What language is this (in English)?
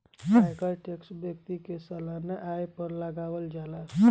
Bhojpuri